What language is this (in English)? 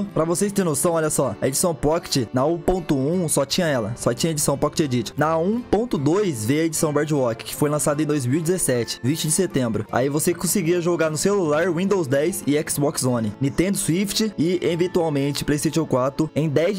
Portuguese